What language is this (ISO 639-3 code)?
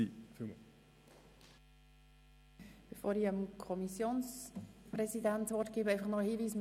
gsw